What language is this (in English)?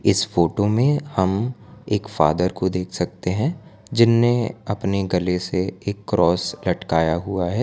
Hindi